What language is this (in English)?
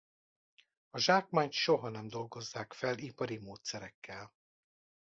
Hungarian